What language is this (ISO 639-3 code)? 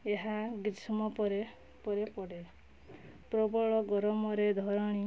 ori